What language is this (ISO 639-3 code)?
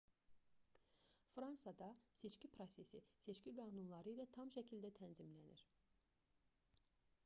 aze